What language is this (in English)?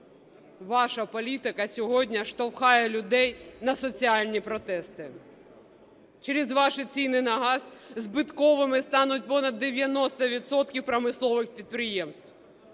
Ukrainian